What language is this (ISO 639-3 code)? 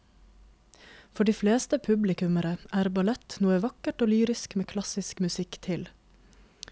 nor